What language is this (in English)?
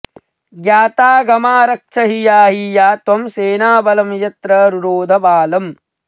Sanskrit